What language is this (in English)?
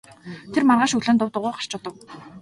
Mongolian